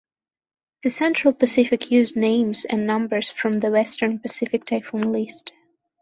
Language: English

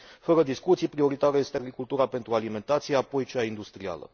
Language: Romanian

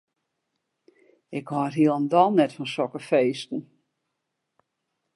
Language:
Western Frisian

